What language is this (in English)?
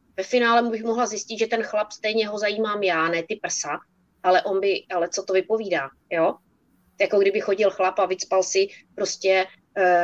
Czech